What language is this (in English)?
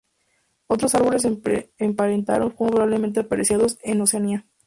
Spanish